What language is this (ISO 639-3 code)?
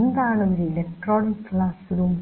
mal